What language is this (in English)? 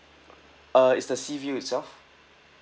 English